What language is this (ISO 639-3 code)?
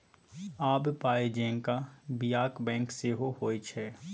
mai